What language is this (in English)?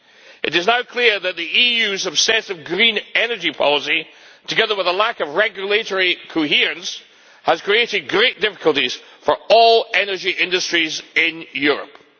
English